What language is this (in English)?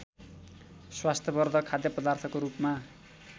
Nepali